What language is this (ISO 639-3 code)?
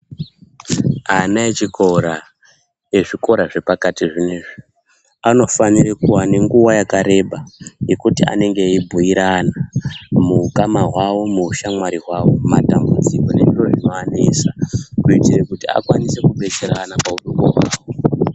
ndc